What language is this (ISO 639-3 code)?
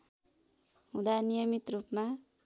nep